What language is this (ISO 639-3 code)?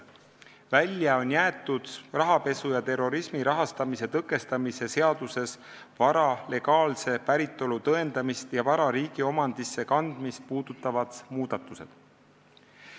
est